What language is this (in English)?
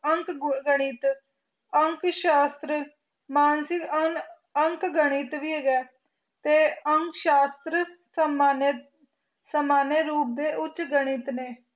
Punjabi